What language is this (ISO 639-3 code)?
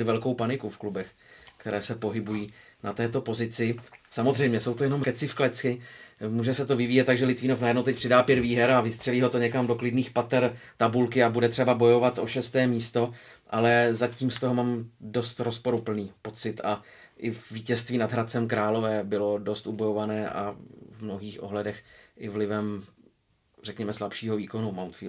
ces